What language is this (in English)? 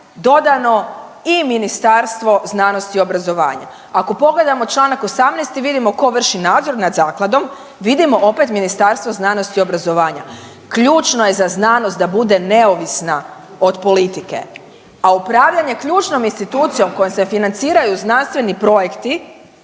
Croatian